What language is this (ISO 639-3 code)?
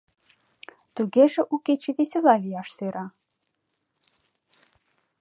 chm